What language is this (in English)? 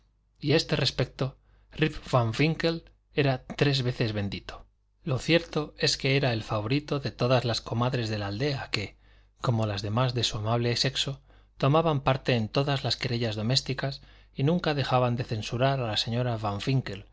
Spanish